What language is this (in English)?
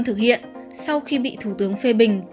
Vietnamese